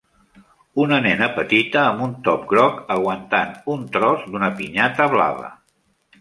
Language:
Catalan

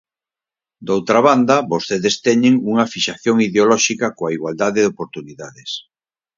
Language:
Galician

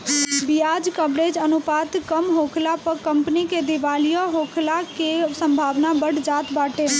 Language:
Bhojpuri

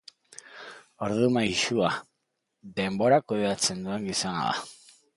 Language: Basque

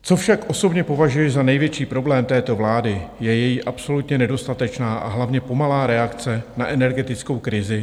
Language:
Czech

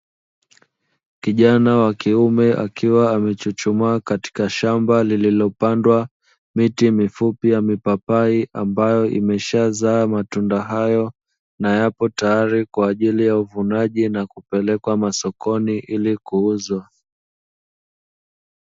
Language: Swahili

